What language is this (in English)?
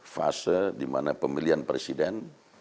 Indonesian